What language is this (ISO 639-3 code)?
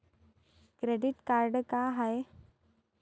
mar